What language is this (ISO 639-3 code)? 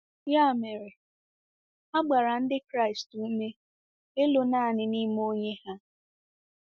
ibo